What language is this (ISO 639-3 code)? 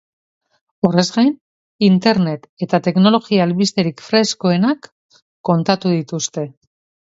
eus